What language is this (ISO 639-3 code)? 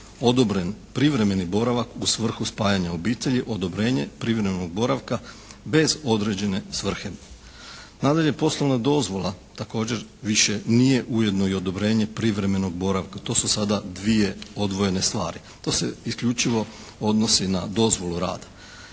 hrv